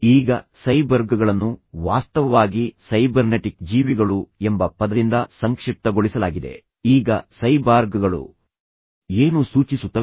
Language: Kannada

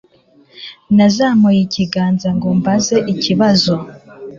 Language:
Kinyarwanda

